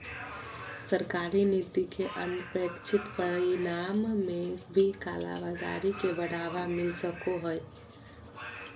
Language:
Magahi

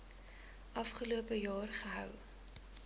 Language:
Afrikaans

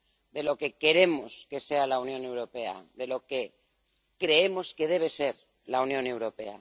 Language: Spanish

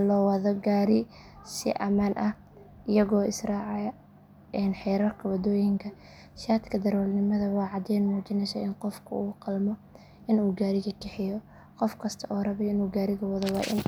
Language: Somali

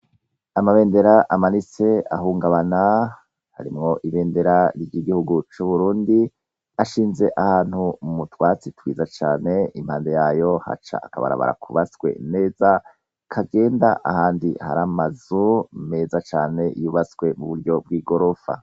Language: Rundi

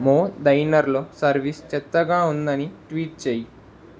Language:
Telugu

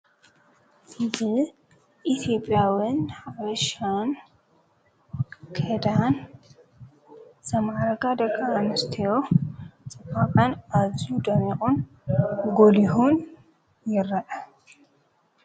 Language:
Tigrinya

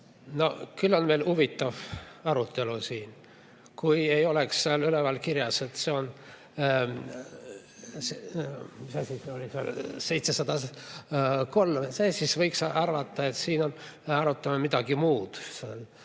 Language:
Estonian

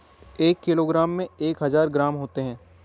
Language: Hindi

